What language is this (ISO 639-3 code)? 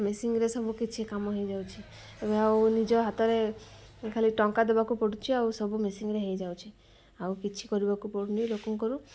ori